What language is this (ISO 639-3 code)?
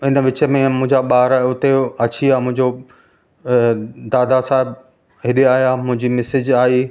snd